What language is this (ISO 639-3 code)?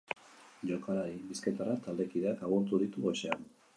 eus